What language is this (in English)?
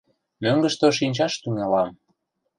Mari